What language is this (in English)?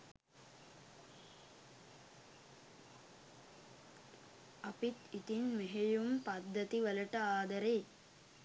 Sinhala